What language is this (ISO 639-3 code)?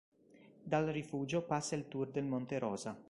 ita